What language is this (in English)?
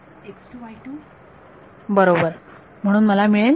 Marathi